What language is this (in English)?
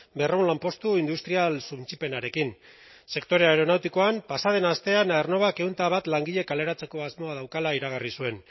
Basque